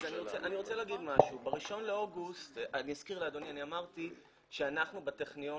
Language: Hebrew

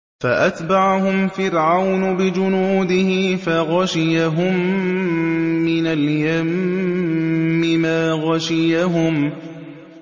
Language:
Arabic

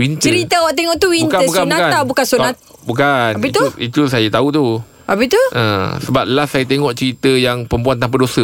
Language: Malay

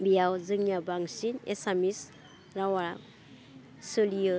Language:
Bodo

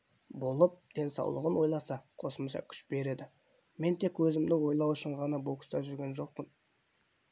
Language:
Kazakh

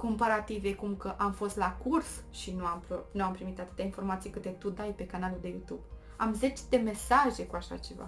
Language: Romanian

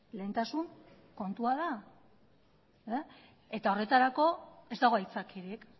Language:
Basque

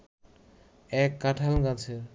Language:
Bangla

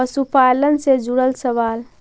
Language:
Magahi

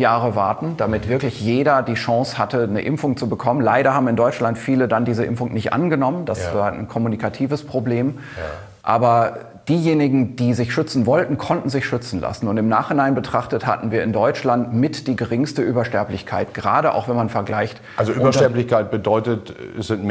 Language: German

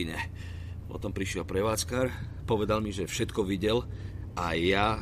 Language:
Slovak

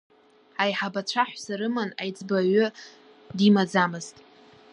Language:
Abkhazian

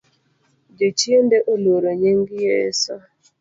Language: Luo (Kenya and Tanzania)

